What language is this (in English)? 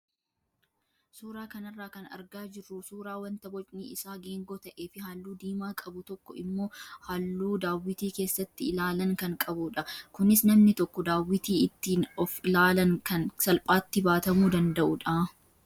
Oromo